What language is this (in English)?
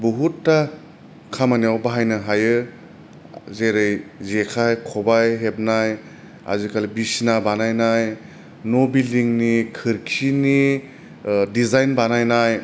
Bodo